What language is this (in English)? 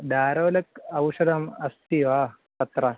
Sanskrit